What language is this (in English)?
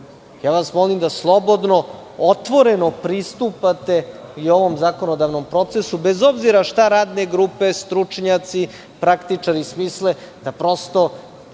Serbian